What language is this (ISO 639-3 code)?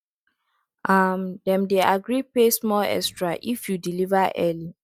pcm